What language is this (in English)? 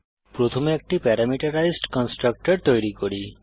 Bangla